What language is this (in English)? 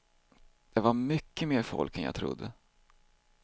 Swedish